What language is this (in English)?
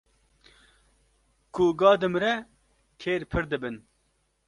Kurdish